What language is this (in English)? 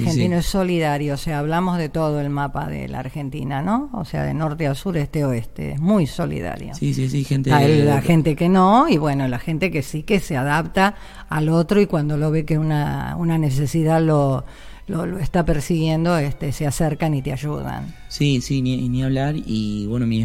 Spanish